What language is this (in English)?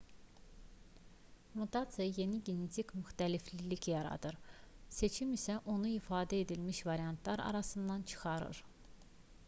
Azerbaijani